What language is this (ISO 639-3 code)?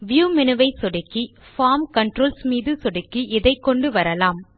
tam